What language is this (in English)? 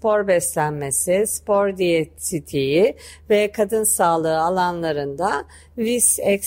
Turkish